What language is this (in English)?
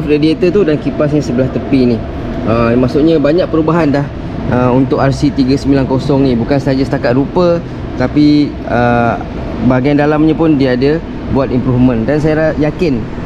Malay